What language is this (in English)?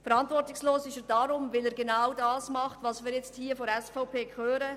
Swiss German